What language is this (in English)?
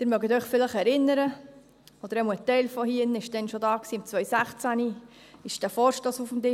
Swiss German